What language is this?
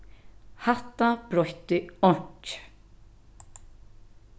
Faroese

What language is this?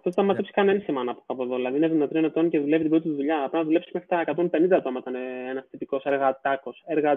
Greek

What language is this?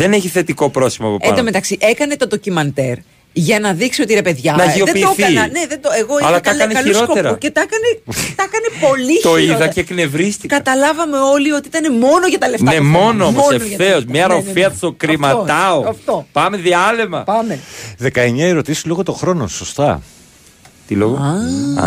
Greek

